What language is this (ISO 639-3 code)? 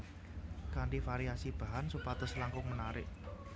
jav